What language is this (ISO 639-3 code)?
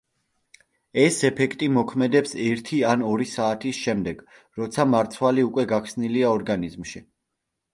kat